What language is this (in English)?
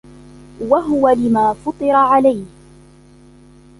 Arabic